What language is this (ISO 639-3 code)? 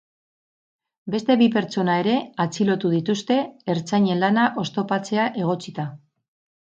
eus